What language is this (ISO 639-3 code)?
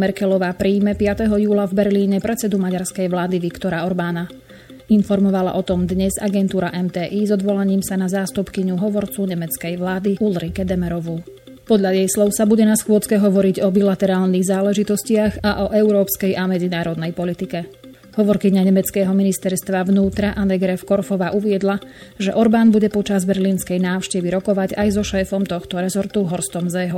slk